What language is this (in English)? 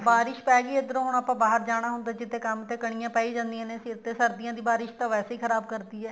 Punjabi